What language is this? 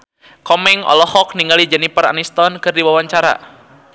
Sundanese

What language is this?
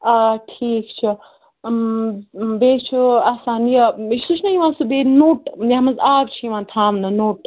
Kashmiri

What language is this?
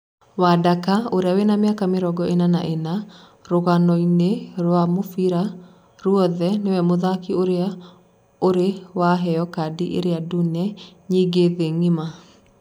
Kikuyu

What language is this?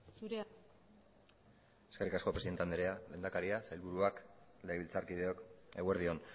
Basque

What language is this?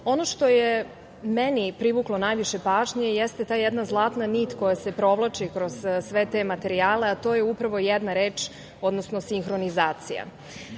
Serbian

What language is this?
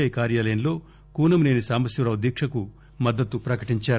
Telugu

